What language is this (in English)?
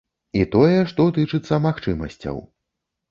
Belarusian